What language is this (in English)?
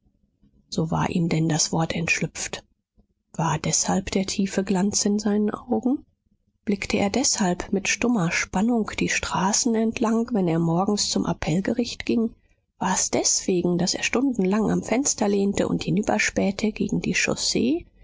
German